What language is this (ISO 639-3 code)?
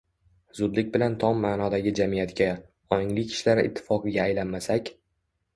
uzb